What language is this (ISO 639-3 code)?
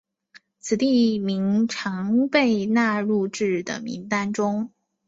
zho